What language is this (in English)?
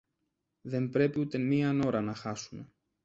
Greek